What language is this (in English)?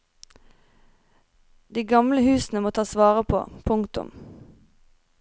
Norwegian